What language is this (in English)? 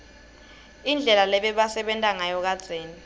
Swati